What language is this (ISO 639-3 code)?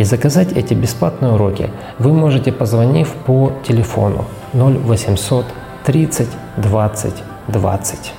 ukr